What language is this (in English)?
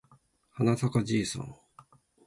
Japanese